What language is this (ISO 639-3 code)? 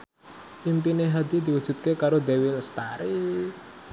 jav